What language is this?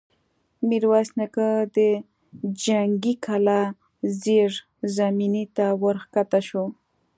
Pashto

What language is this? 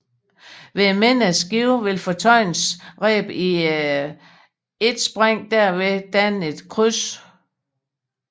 Danish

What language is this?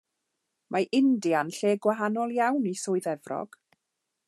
Welsh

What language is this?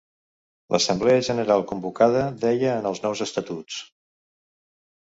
Catalan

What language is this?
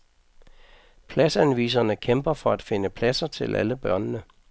Danish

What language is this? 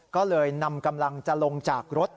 Thai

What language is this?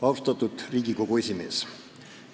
Estonian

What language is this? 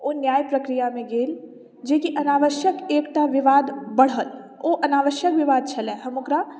Maithili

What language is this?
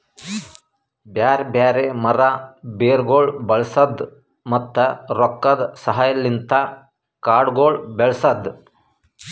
Kannada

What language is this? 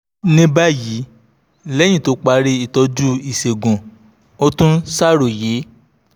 Yoruba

